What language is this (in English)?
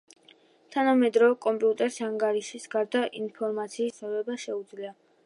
Georgian